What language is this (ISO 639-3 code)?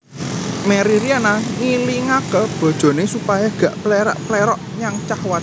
jav